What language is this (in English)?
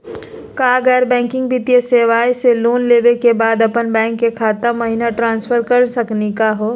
Magahi